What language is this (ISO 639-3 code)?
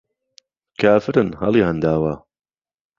ckb